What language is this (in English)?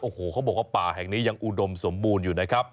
Thai